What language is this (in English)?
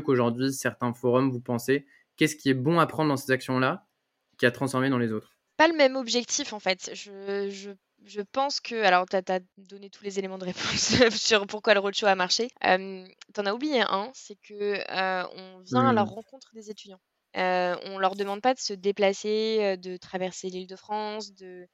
French